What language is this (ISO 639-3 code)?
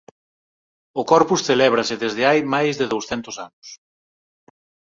glg